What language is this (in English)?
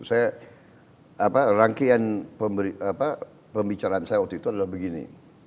Indonesian